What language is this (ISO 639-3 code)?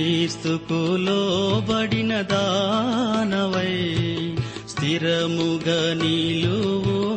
tel